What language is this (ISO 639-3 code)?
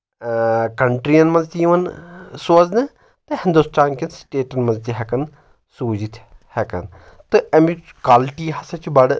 kas